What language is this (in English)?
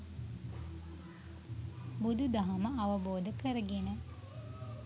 Sinhala